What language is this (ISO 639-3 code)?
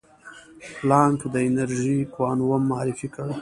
pus